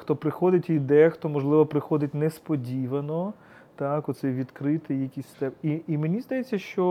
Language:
Ukrainian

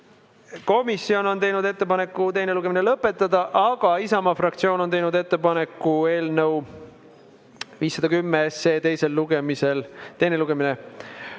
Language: Estonian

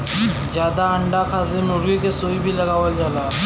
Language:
Bhojpuri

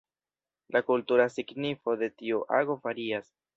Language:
Esperanto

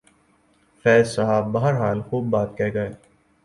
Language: Urdu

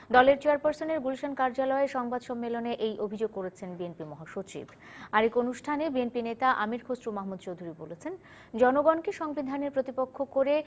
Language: Bangla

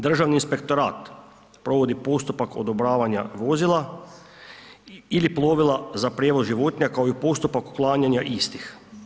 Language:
Croatian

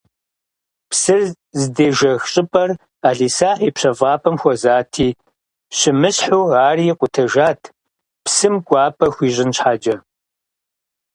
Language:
Kabardian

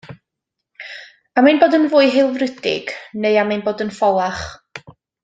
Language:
Welsh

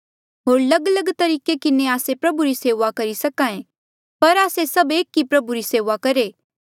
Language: Mandeali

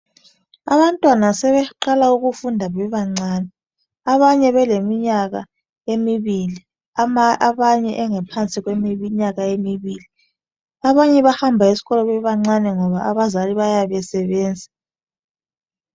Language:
North Ndebele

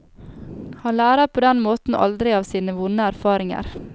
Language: Norwegian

